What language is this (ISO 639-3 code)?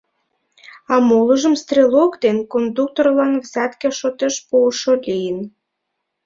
chm